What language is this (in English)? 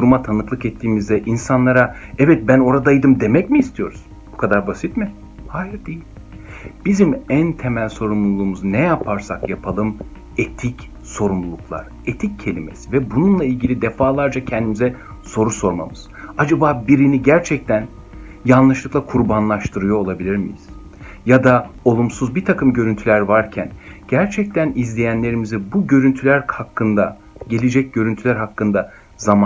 Turkish